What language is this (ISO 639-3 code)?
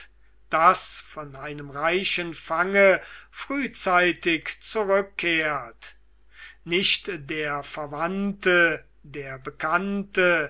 deu